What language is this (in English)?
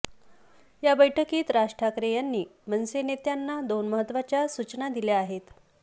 Marathi